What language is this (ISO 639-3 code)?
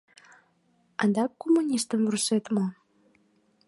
chm